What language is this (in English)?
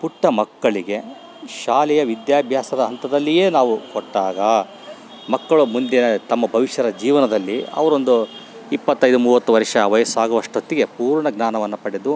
Kannada